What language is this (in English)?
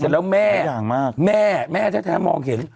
Thai